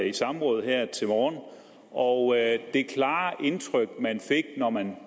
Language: Danish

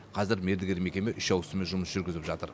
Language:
Kazakh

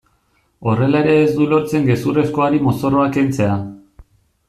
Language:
Basque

